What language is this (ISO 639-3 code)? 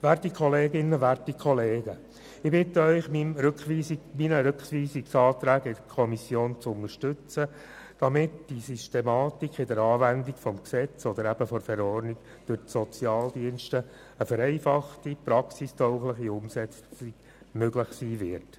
gsw